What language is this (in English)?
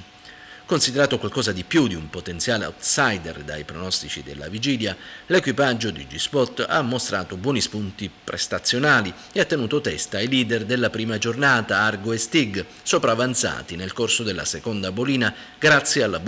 Italian